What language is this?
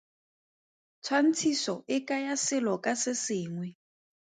Tswana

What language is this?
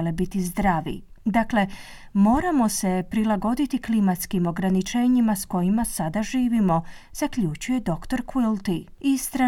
Croatian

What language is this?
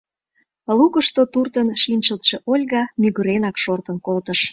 Mari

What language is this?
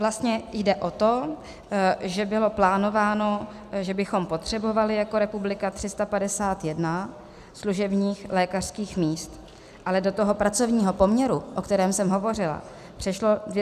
Czech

